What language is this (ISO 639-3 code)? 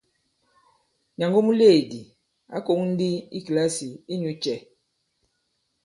abb